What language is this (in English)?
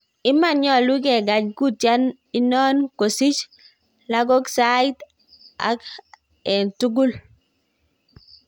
Kalenjin